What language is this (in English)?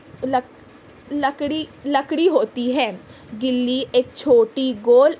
Urdu